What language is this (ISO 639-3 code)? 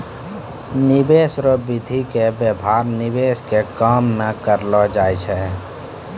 mai